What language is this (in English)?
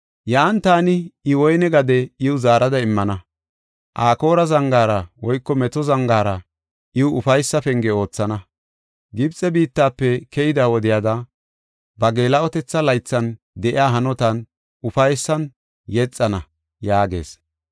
Gofa